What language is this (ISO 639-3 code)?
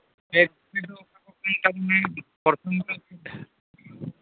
sat